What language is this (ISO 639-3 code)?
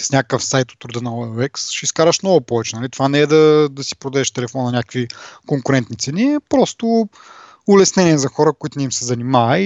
bul